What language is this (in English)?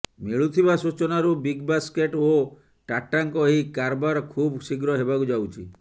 Odia